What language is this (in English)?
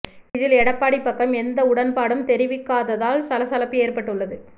Tamil